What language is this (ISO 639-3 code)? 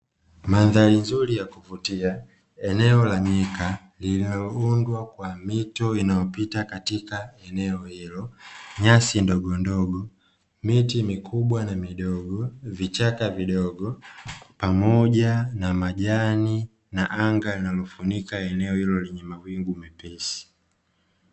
swa